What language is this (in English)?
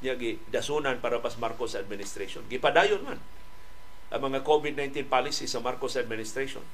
Filipino